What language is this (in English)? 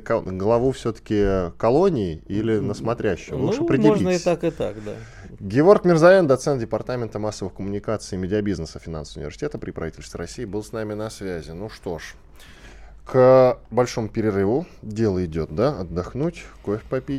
Russian